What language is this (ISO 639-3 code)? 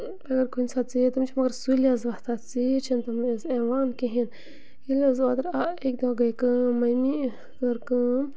kas